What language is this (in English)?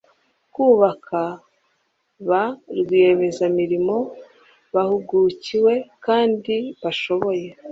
Kinyarwanda